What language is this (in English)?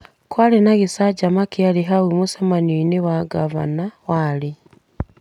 Kikuyu